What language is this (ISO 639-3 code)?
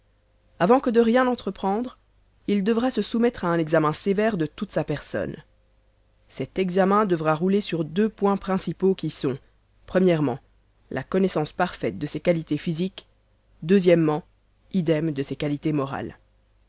fra